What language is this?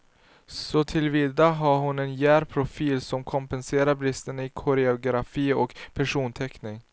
Swedish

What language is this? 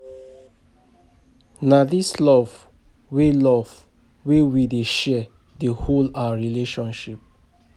Nigerian Pidgin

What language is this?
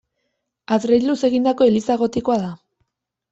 Basque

